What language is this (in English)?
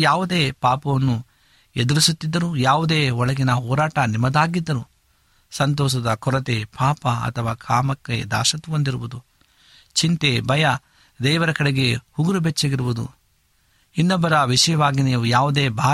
Kannada